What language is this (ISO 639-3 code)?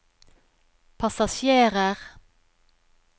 nor